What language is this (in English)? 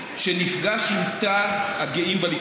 Hebrew